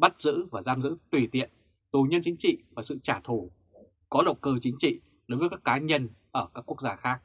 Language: Vietnamese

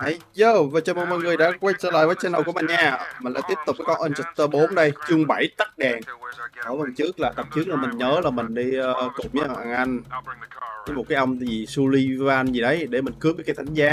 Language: Vietnamese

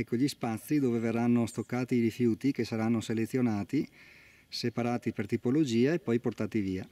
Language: Italian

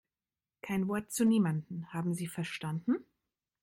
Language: German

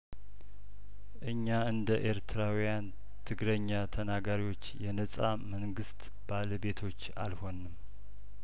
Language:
Amharic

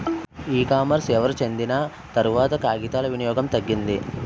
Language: Telugu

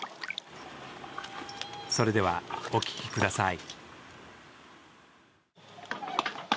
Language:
Japanese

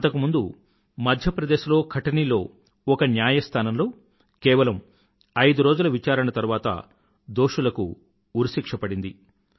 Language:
Telugu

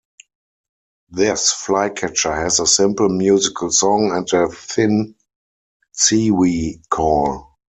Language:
English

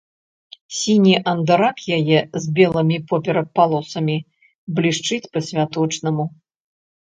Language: Belarusian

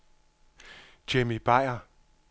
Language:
Danish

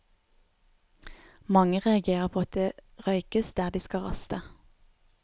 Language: Norwegian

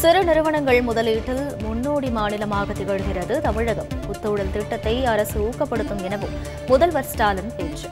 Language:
Tamil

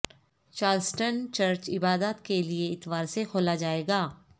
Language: Urdu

